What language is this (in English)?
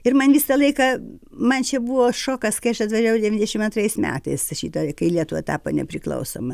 Lithuanian